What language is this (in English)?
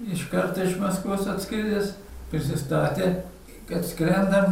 Lithuanian